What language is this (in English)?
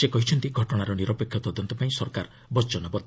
Odia